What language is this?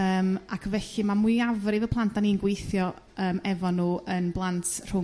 Welsh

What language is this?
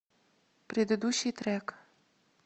Russian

